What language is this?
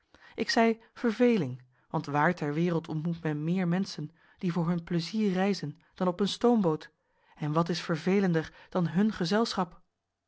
Dutch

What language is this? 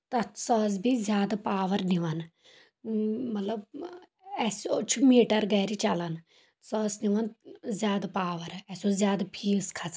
Kashmiri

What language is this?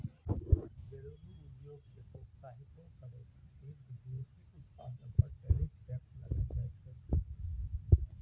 Maithili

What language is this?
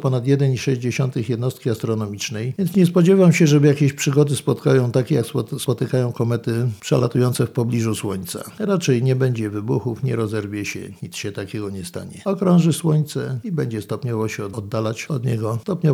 Polish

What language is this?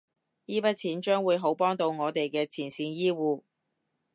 Cantonese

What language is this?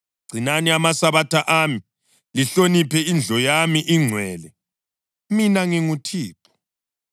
North Ndebele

